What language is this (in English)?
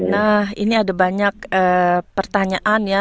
Indonesian